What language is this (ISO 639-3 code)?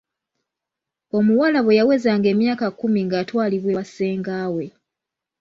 lug